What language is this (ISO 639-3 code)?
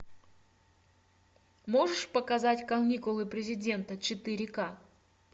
rus